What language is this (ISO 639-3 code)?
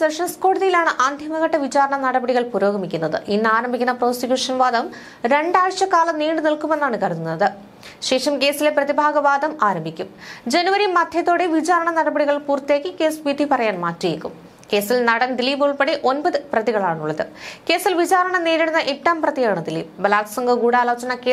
mal